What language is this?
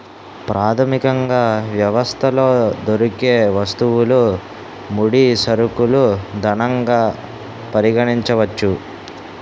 Telugu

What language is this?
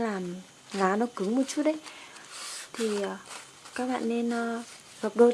Vietnamese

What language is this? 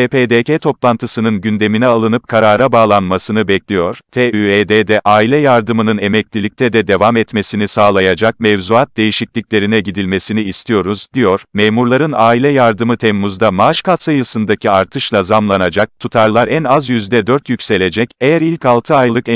Turkish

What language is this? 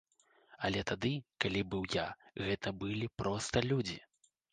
Belarusian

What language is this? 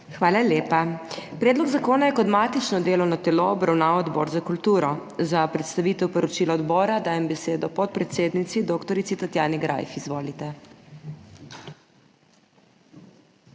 Slovenian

